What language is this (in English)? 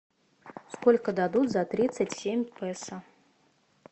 Russian